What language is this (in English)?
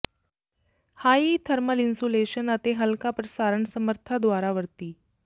Punjabi